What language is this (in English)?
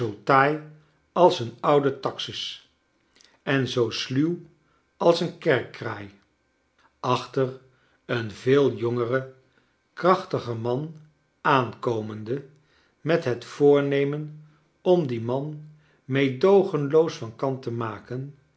Dutch